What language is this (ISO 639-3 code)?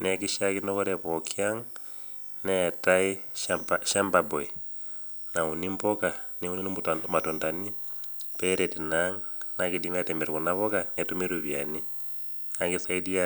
mas